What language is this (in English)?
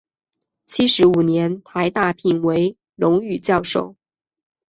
Chinese